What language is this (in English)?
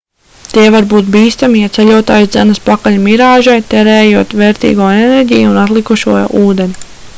Latvian